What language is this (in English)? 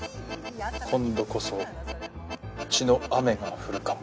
Japanese